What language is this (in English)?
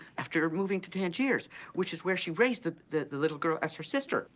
English